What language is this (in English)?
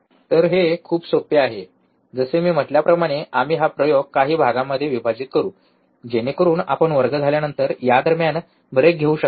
Marathi